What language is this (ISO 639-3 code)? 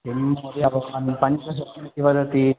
san